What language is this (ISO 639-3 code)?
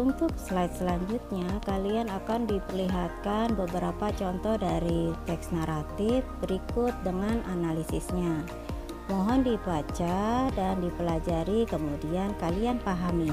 ind